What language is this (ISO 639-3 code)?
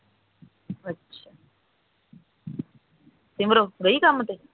pan